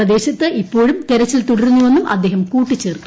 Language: Malayalam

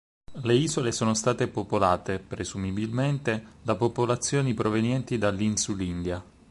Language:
Italian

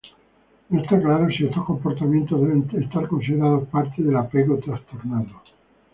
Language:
Spanish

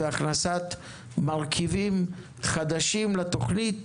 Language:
Hebrew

